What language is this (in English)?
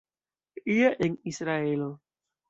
Esperanto